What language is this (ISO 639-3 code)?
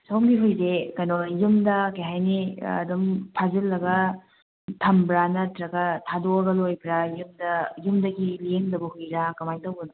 mni